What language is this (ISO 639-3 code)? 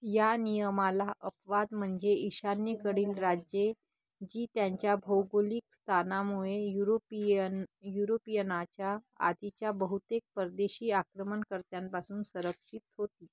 mar